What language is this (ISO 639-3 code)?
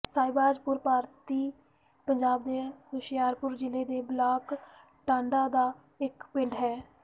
pan